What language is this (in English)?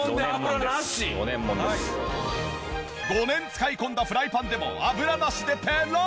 Japanese